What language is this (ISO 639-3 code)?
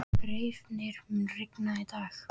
isl